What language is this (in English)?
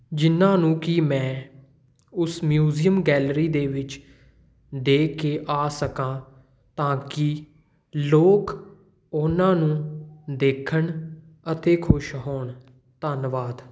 Punjabi